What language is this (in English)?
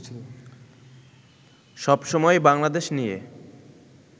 Bangla